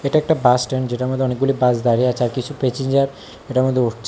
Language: Bangla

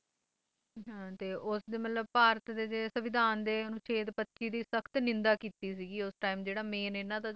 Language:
Punjabi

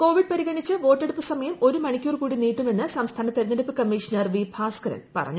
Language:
Malayalam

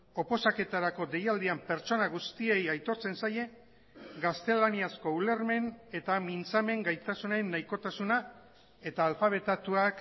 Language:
Basque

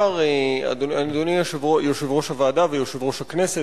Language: Hebrew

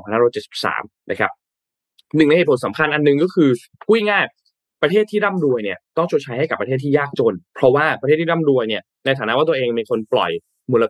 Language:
Thai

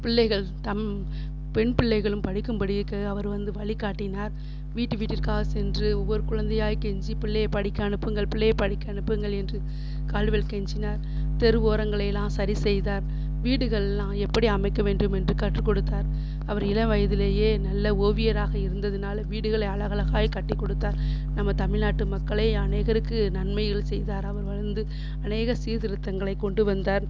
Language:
Tamil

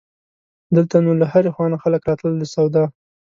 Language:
Pashto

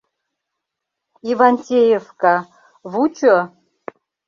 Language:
Mari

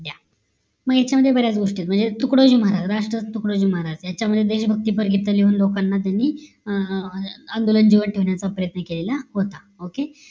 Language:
Marathi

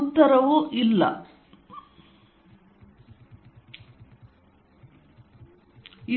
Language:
Kannada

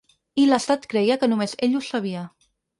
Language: Catalan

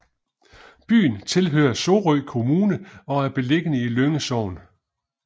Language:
Danish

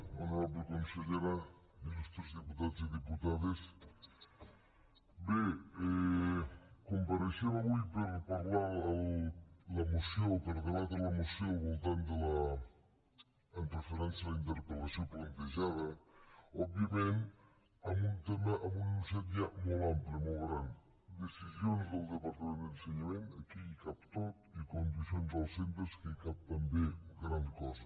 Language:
Catalan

